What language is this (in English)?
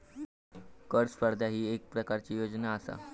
Marathi